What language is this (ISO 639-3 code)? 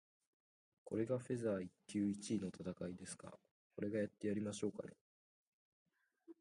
jpn